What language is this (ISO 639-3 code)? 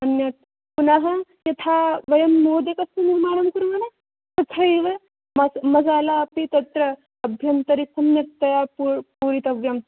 san